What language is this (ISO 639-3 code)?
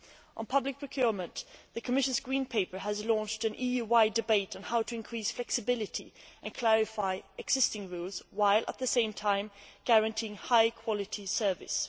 eng